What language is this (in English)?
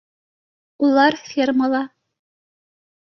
Bashkir